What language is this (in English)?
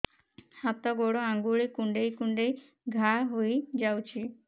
Odia